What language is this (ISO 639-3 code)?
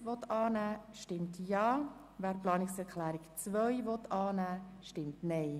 gsw